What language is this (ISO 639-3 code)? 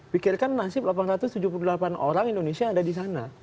ind